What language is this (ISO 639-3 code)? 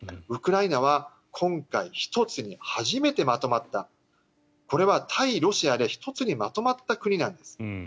jpn